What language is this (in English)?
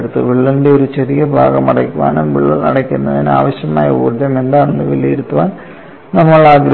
Malayalam